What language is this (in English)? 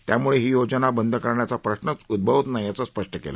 Marathi